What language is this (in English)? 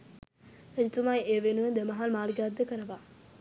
Sinhala